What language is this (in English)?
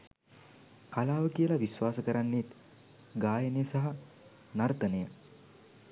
Sinhala